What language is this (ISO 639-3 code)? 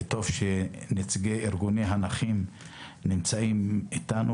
heb